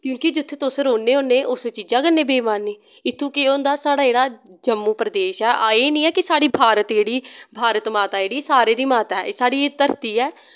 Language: Dogri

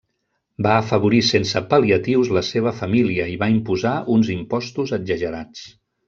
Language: Catalan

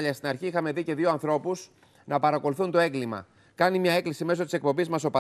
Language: Greek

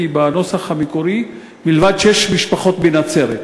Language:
Hebrew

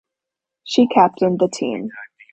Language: English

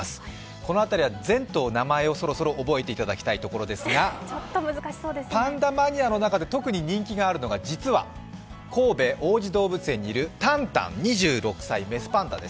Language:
Japanese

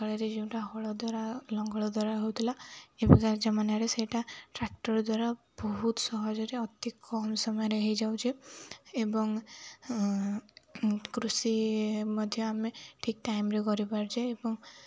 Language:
Odia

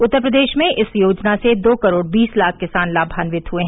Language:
Hindi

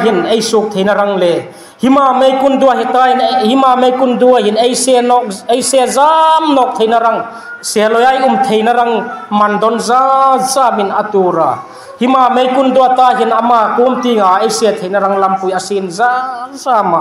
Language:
Thai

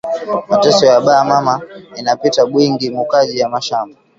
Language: Swahili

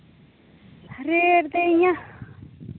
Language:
Dogri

